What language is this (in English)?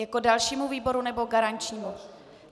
Czech